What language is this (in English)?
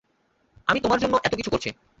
Bangla